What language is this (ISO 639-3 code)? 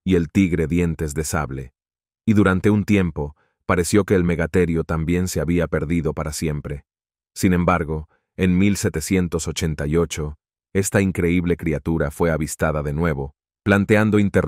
spa